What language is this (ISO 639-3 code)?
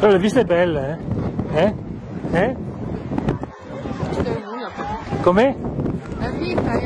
ita